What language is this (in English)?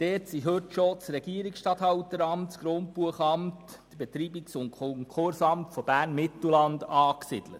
Swiss German